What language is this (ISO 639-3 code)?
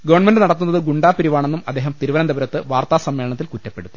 mal